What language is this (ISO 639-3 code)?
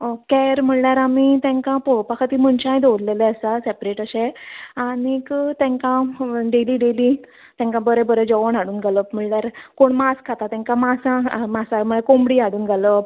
kok